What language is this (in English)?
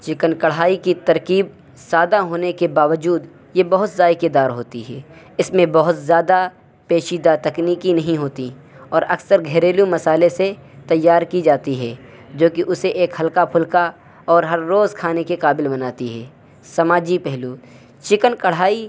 Urdu